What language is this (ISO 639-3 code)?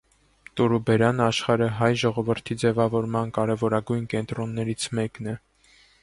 hye